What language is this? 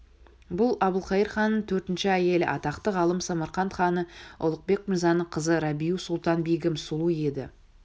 Kazakh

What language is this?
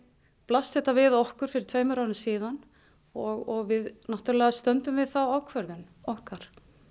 Icelandic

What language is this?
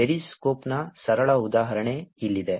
Kannada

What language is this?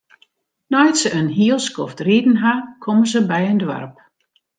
Western Frisian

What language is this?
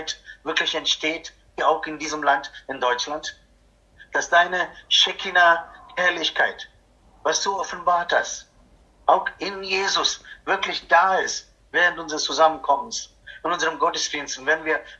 German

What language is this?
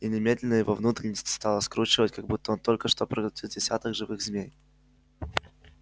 Russian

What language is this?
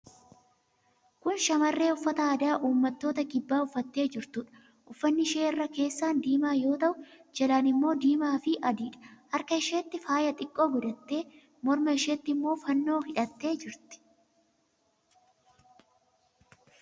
Oromo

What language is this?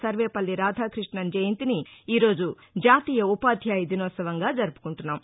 Telugu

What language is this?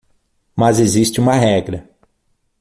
Portuguese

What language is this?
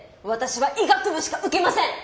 Japanese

